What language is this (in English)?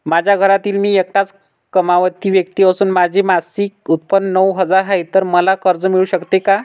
Marathi